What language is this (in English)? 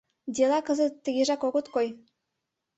Mari